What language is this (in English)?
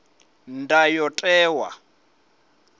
Venda